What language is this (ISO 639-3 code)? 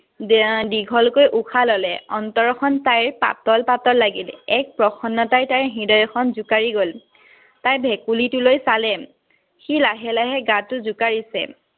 asm